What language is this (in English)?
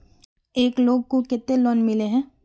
Magahi